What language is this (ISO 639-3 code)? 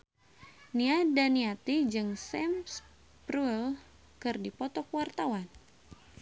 sun